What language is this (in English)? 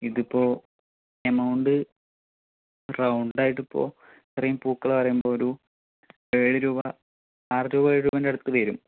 Malayalam